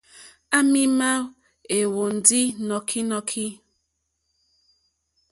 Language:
Mokpwe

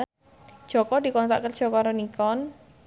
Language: Javanese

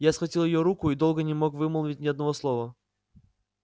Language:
Russian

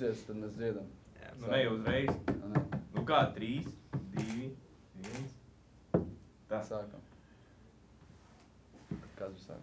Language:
Latvian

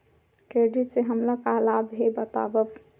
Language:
Chhattisgarhi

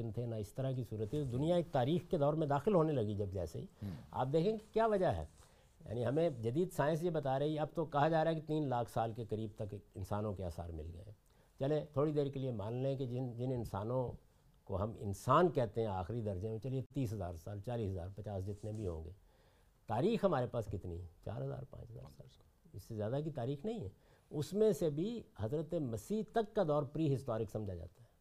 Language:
Urdu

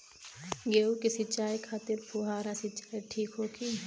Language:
Bhojpuri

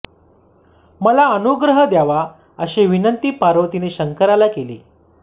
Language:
Marathi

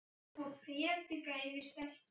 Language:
Icelandic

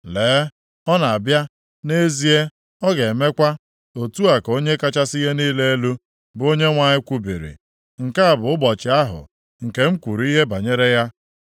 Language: Igbo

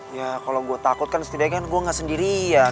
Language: Indonesian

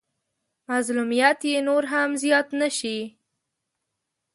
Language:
Pashto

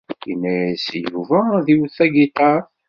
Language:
Kabyle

